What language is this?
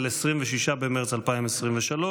Hebrew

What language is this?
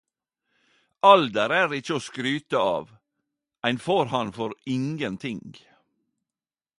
Norwegian Nynorsk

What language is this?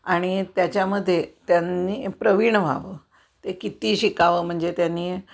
Marathi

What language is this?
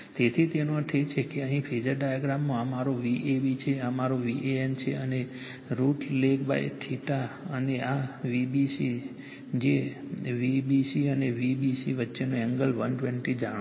Gujarati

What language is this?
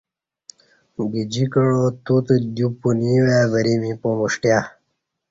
Kati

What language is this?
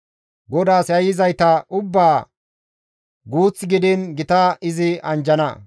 Gamo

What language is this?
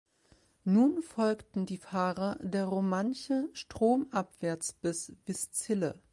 German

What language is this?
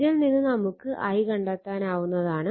Malayalam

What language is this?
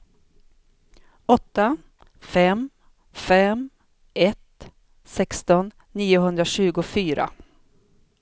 Swedish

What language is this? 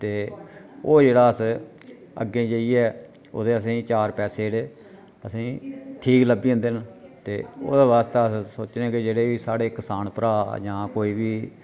Dogri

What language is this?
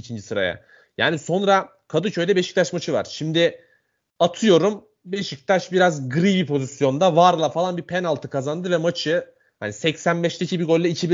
Turkish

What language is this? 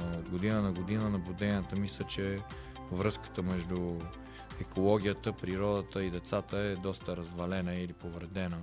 Bulgarian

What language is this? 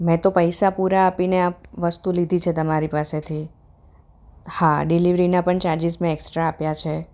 Gujarati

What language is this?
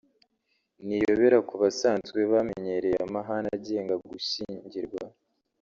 Kinyarwanda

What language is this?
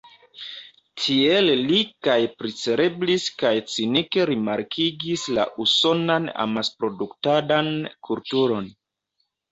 Esperanto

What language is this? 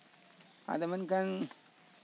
Santali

